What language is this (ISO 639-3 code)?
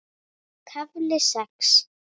isl